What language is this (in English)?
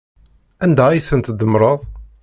Kabyle